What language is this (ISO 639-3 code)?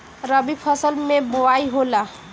bho